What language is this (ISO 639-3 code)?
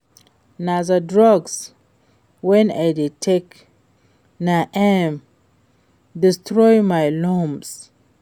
pcm